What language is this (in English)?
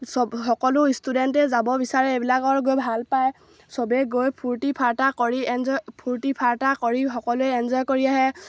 Assamese